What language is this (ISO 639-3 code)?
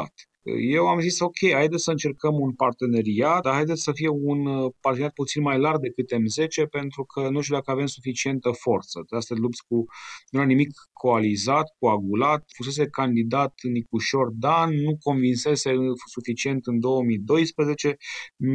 ron